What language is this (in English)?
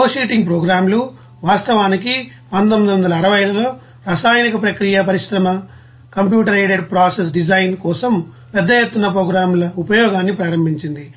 Telugu